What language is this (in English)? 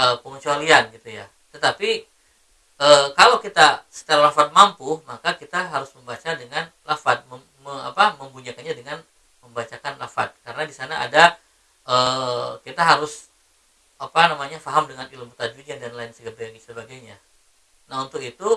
Indonesian